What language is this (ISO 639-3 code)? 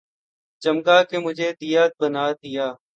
urd